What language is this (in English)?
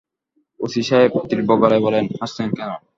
Bangla